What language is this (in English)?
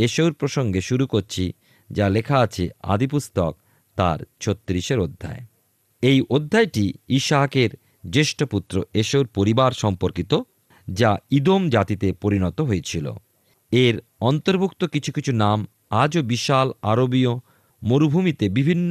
Bangla